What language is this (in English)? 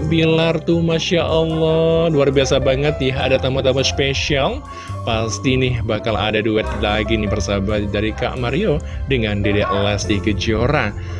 Indonesian